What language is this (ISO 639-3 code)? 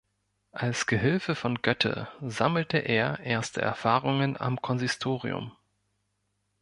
deu